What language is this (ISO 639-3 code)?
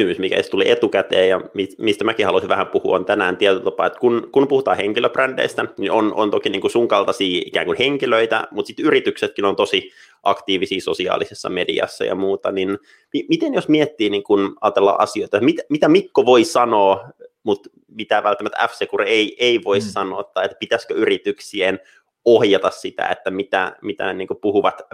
fin